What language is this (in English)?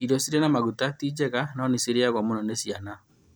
Kikuyu